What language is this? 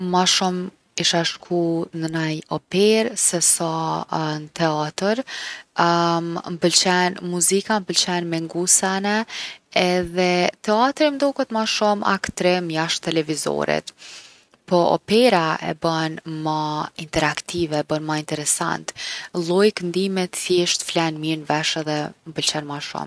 Gheg Albanian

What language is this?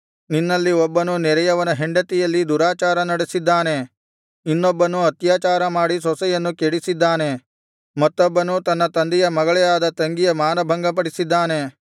Kannada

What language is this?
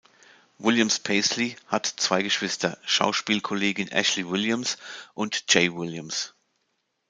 German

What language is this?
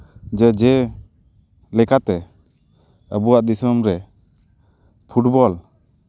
Santali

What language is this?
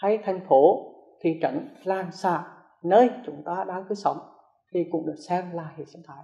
Vietnamese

